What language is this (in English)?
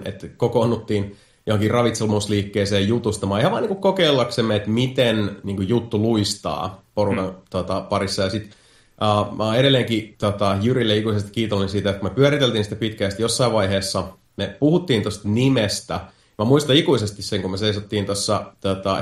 Finnish